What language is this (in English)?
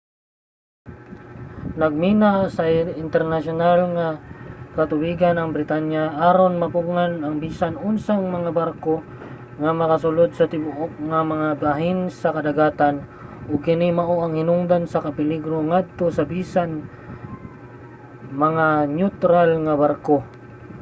Cebuano